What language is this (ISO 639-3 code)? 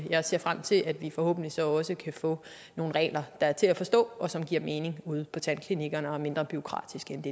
dan